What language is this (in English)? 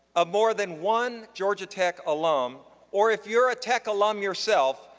English